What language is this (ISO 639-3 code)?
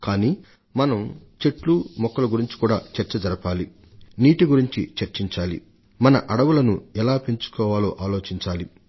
tel